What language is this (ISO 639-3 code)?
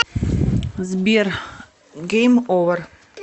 rus